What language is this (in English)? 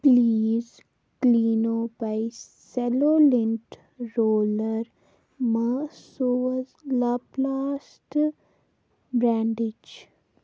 Kashmiri